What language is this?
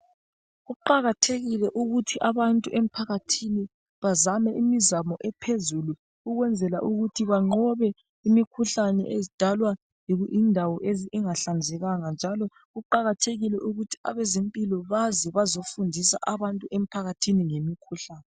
North Ndebele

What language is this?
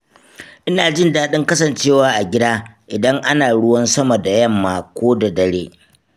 Hausa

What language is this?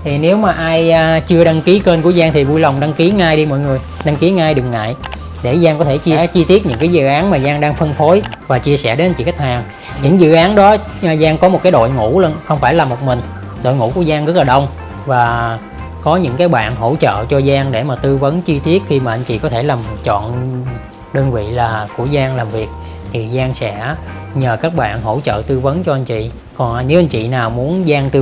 Vietnamese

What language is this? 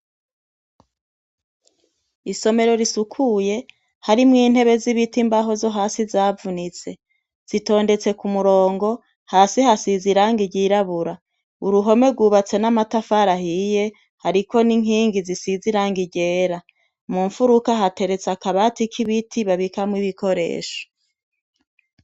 Rundi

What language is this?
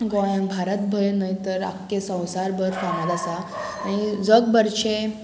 Konkani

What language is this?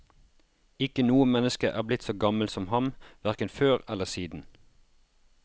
Norwegian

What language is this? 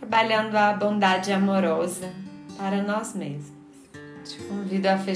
Portuguese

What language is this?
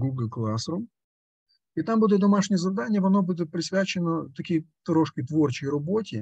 Russian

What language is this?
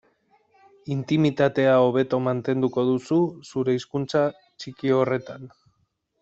Basque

